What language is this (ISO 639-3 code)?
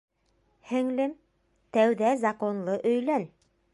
bak